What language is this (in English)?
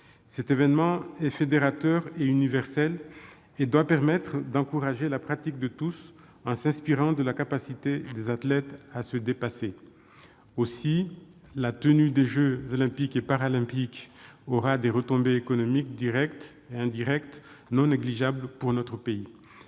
French